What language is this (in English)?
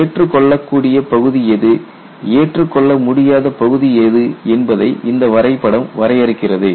Tamil